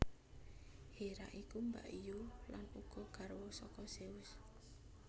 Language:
Javanese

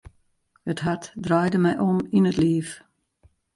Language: Western Frisian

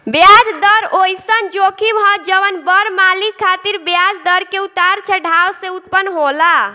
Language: Bhojpuri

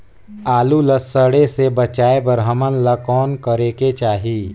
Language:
Chhattisgarhi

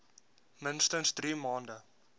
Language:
Afrikaans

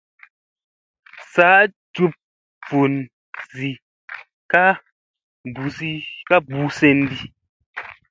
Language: Musey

